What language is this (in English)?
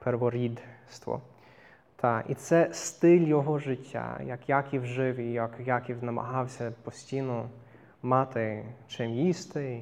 Ukrainian